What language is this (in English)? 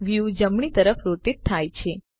Gujarati